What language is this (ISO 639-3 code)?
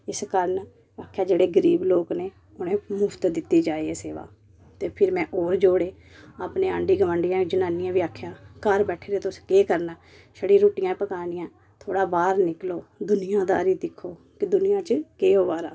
doi